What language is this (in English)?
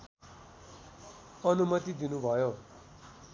Nepali